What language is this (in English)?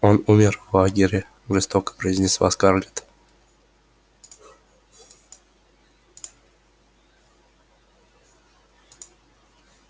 Russian